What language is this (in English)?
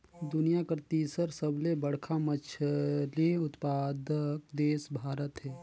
Chhattisgarhi